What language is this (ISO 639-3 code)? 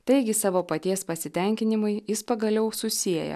lit